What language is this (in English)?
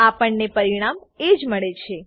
Gujarati